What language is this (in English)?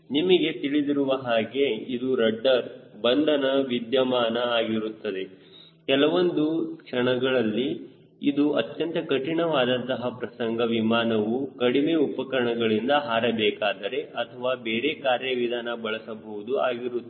Kannada